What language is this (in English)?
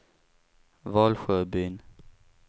Swedish